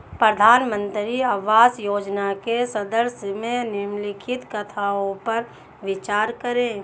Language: Hindi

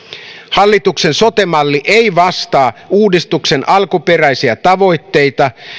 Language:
Finnish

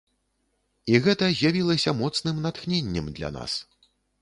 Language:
Belarusian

